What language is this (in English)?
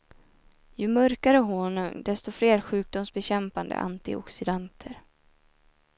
Swedish